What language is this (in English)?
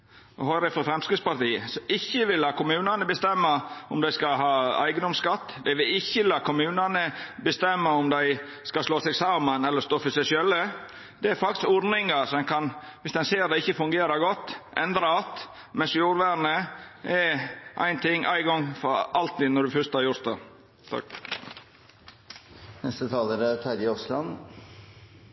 Norwegian Nynorsk